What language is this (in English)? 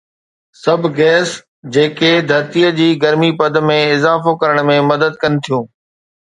Sindhi